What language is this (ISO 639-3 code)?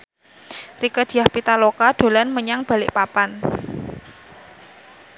jav